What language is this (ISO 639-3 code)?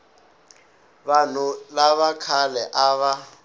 tso